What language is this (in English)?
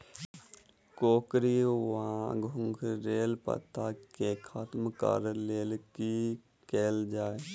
Maithili